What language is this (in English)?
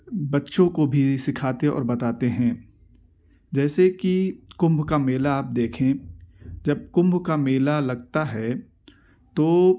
Urdu